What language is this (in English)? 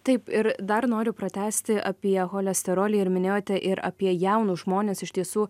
Lithuanian